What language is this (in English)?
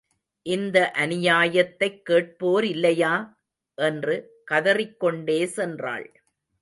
Tamil